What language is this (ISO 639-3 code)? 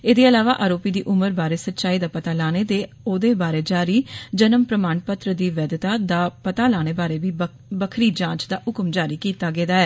doi